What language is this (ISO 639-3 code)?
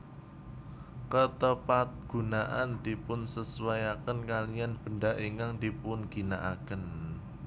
jav